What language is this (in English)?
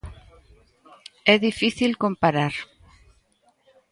Galician